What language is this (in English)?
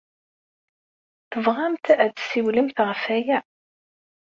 Kabyle